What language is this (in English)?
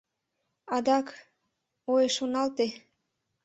Mari